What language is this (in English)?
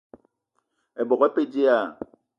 Eton (Cameroon)